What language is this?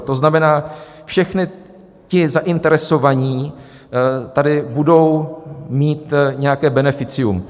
Czech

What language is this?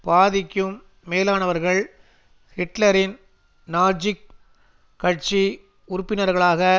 Tamil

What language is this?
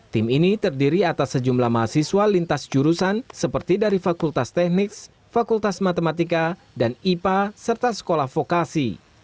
Indonesian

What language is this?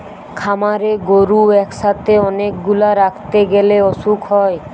Bangla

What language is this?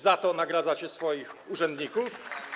Polish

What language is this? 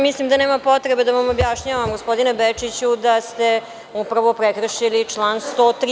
Serbian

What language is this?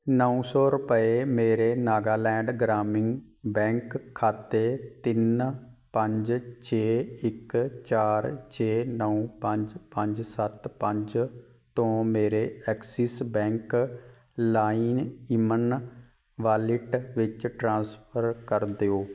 Punjabi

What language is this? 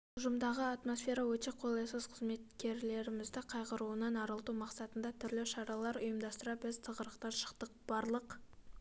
Kazakh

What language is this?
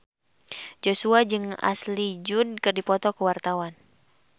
Sundanese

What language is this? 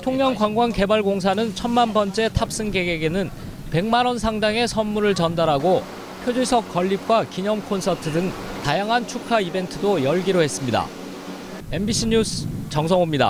Korean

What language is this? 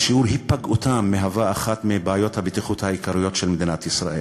Hebrew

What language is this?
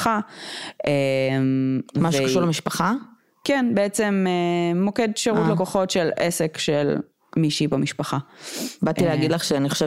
Hebrew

